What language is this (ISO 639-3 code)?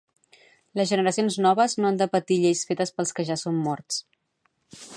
cat